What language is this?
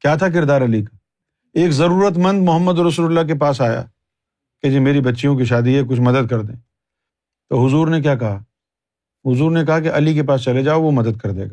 Urdu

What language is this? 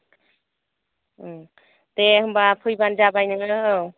Bodo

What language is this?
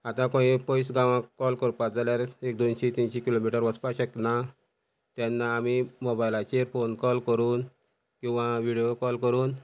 Konkani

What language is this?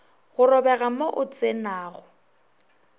Northern Sotho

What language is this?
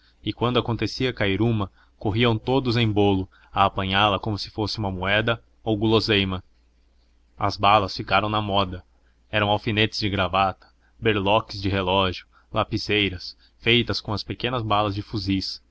Portuguese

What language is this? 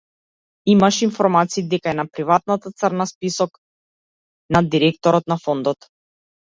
Macedonian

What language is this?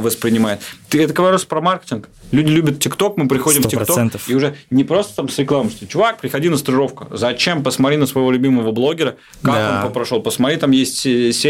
Russian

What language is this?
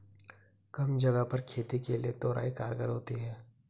Hindi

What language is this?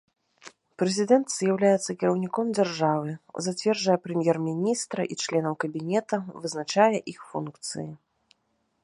Belarusian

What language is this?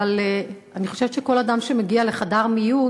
Hebrew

